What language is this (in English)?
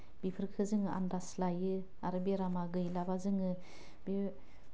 Bodo